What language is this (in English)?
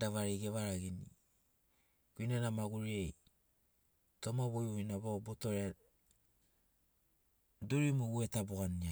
Sinaugoro